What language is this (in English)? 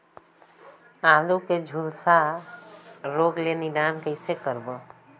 Chhattisgarhi